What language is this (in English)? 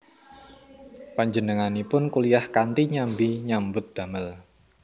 Javanese